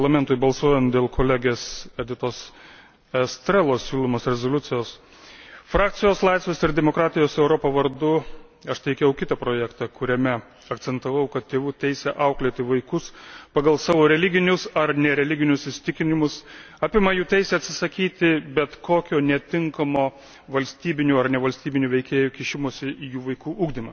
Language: Lithuanian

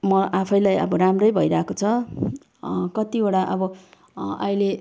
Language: Nepali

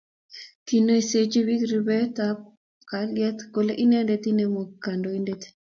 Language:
Kalenjin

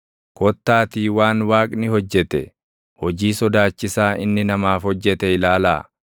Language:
Oromo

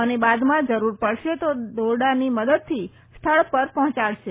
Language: Gujarati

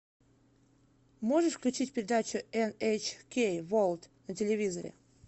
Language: Russian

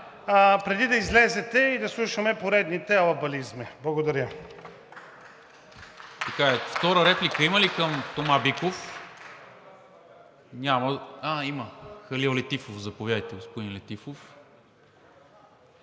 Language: Bulgarian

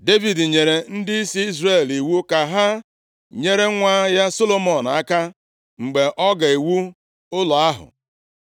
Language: Igbo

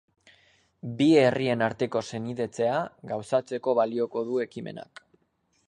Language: Basque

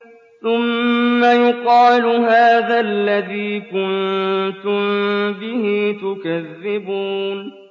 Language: Arabic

